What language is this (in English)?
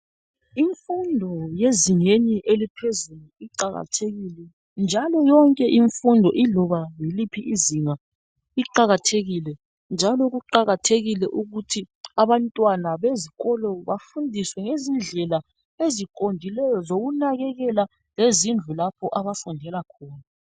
North Ndebele